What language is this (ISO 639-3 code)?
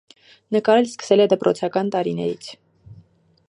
hye